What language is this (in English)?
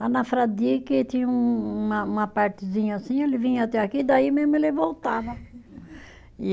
Portuguese